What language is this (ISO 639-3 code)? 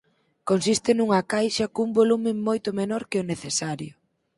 glg